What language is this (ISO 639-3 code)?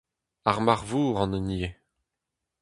bre